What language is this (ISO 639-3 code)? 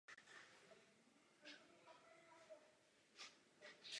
ces